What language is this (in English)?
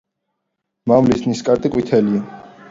Georgian